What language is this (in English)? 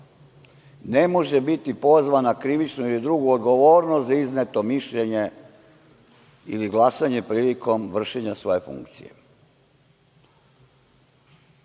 Serbian